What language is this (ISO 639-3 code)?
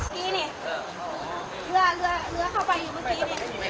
tha